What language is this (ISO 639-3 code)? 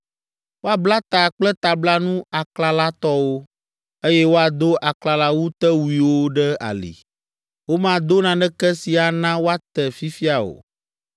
ewe